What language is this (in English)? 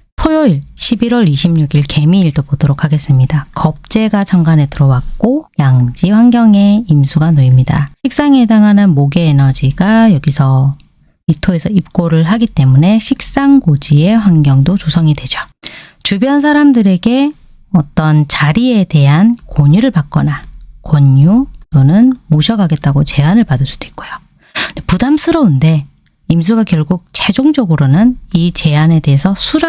Korean